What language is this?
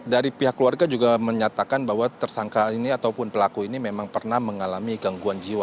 Indonesian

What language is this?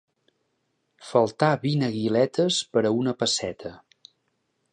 Catalan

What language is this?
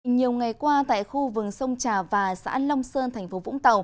Vietnamese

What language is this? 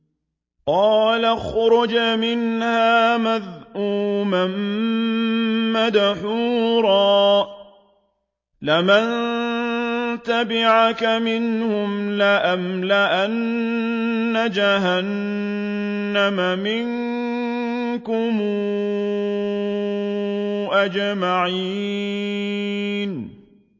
Arabic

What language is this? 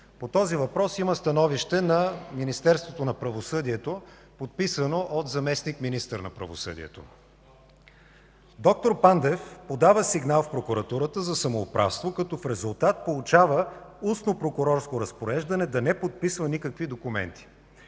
Bulgarian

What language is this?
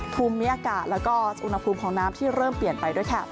Thai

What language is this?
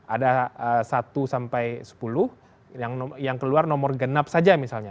Indonesian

